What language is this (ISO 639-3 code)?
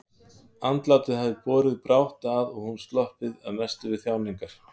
isl